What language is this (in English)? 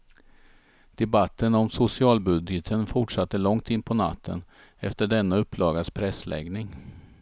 Swedish